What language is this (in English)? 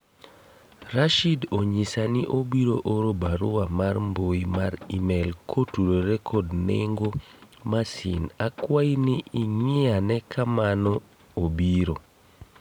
Luo (Kenya and Tanzania)